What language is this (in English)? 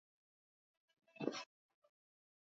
Swahili